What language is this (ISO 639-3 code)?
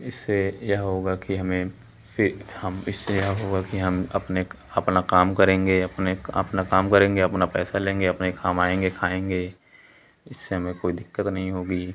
hin